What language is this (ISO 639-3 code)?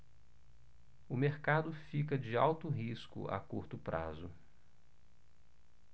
por